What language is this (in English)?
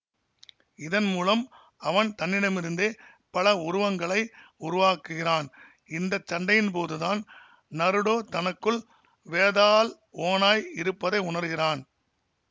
Tamil